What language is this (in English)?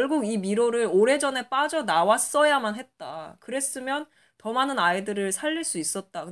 Korean